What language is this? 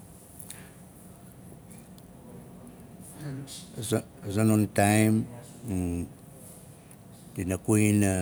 Nalik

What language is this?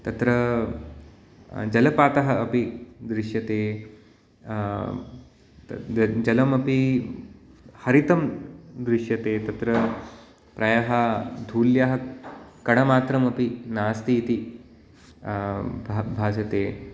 Sanskrit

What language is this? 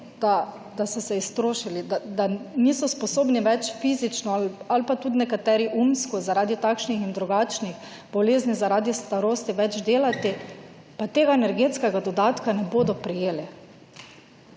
Slovenian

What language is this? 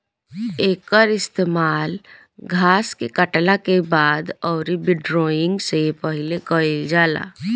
Bhojpuri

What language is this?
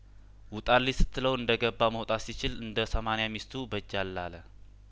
Amharic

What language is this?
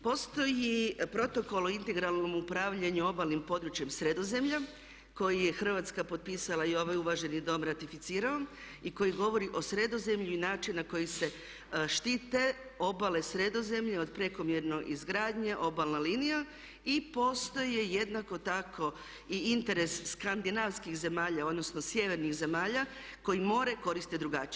Croatian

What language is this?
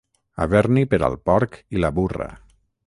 Catalan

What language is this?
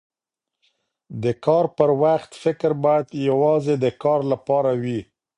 Pashto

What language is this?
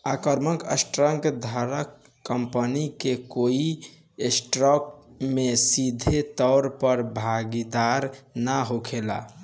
Bhojpuri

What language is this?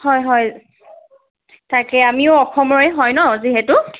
Assamese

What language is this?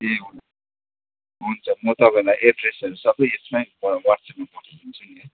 Nepali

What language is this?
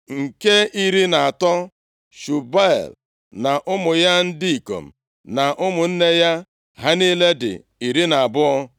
Igbo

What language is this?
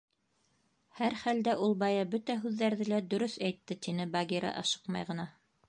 Bashkir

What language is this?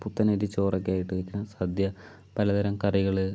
Malayalam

